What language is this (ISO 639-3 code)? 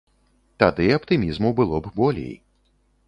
bel